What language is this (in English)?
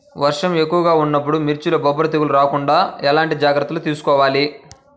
Telugu